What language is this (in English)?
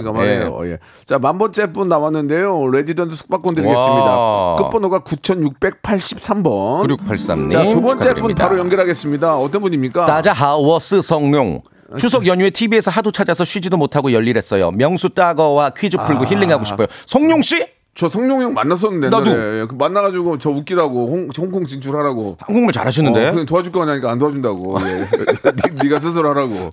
Korean